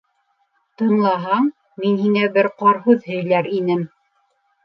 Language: Bashkir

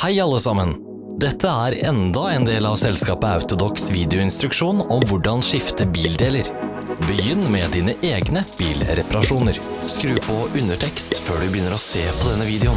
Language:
Norwegian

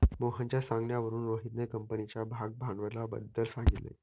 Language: Marathi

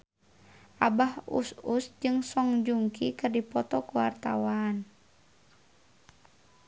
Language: Sundanese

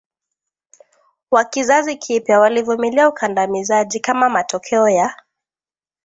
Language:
Swahili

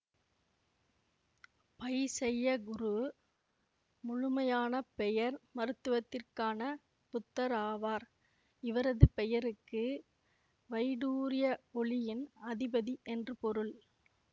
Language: Tamil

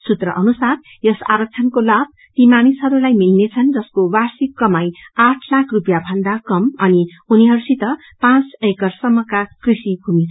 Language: Nepali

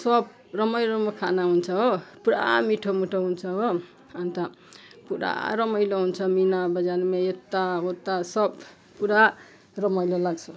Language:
Nepali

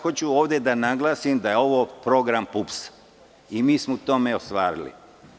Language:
Serbian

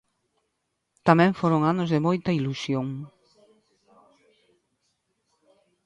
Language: Galician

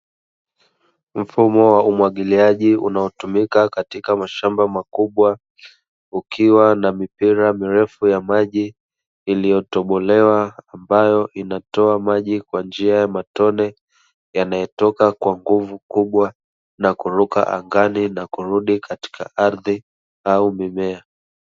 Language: Swahili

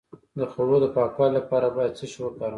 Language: Pashto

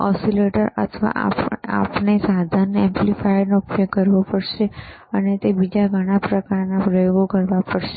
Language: Gujarati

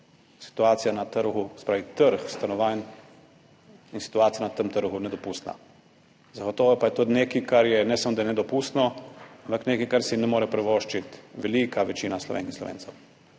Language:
Slovenian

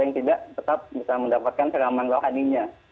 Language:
Indonesian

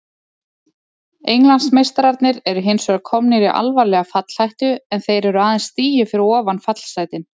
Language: Icelandic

